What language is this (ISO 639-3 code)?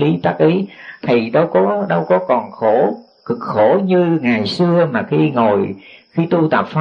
vie